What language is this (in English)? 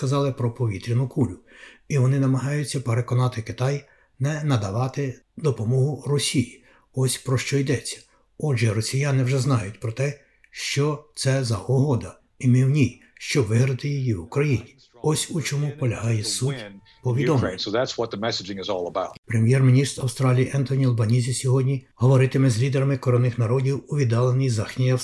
Ukrainian